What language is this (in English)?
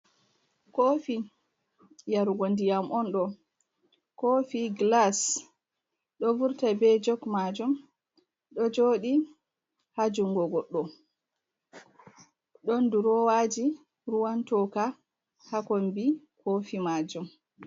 Fula